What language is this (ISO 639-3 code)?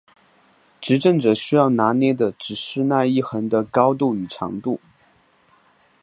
zho